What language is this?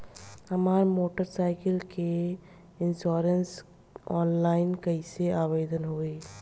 Bhojpuri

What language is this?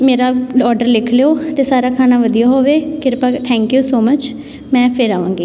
Punjabi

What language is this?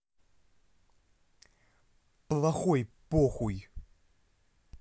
Russian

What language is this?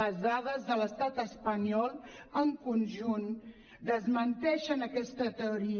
Catalan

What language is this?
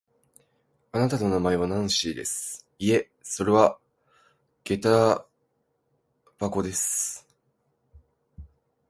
Japanese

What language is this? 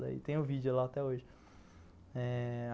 Portuguese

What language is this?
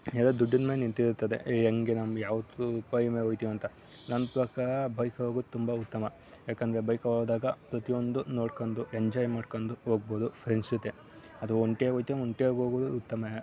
Kannada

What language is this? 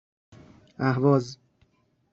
Persian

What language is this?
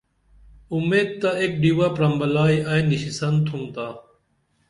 Dameli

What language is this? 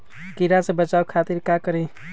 Magahi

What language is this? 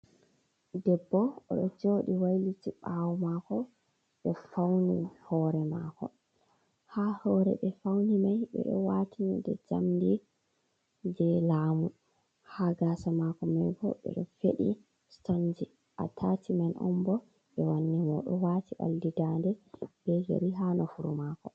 Fula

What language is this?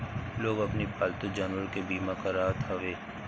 Bhojpuri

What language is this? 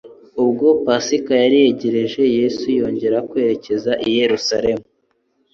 Kinyarwanda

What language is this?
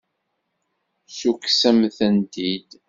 Kabyle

